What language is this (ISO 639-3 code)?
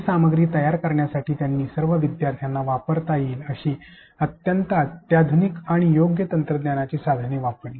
mar